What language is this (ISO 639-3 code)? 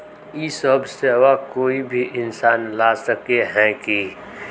mag